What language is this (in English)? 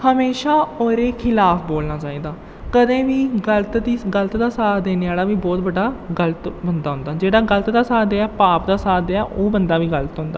Dogri